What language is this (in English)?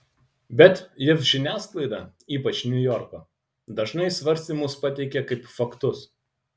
Lithuanian